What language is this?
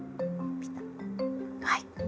Japanese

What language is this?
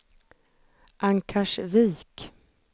Swedish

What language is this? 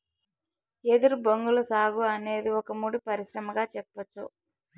Telugu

